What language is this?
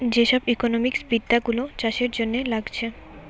Bangla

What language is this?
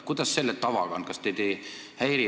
Estonian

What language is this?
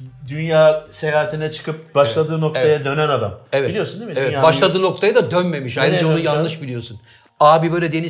Turkish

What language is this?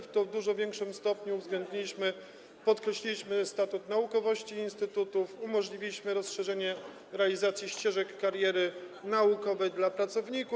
Polish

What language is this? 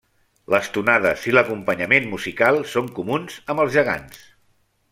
Catalan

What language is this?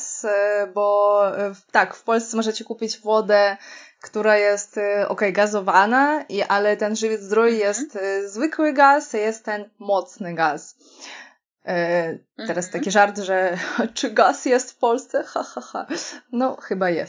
Polish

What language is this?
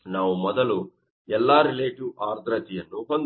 Kannada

